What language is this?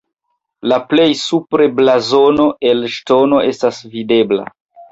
Esperanto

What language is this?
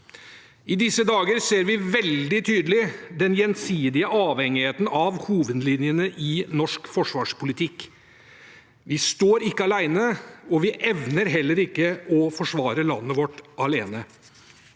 Norwegian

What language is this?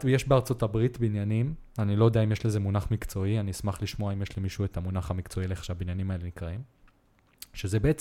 Hebrew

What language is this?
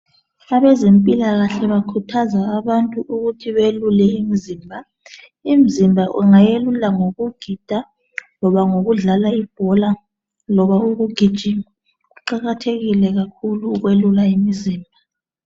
North Ndebele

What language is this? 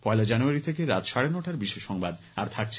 Bangla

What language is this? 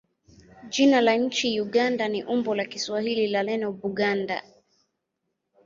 Swahili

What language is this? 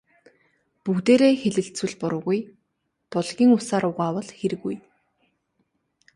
Mongolian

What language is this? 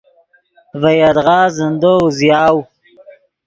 Yidgha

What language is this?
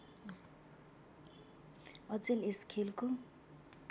Nepali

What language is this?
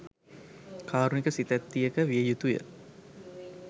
Sinhala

